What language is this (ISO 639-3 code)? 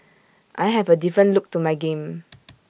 eng